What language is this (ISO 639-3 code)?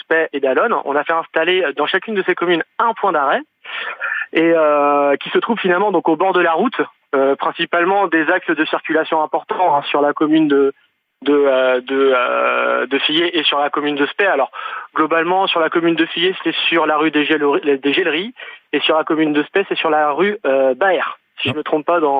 fra